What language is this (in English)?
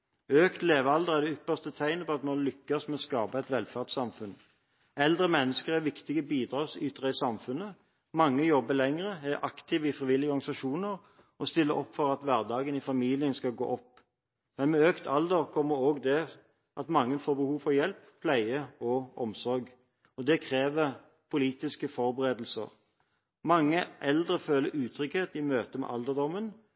Norwegian Bokmål